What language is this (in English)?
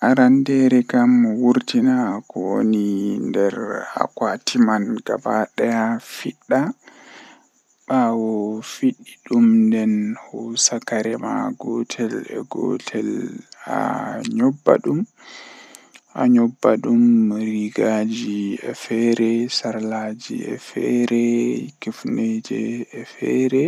Western Niger Fulfulde